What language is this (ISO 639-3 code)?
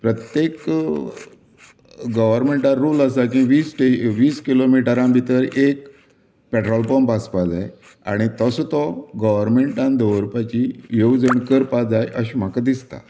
kok